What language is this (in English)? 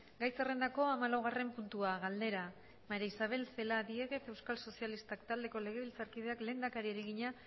Basque